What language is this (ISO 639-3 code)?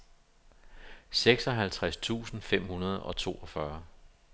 dan